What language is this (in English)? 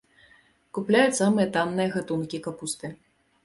Belarusian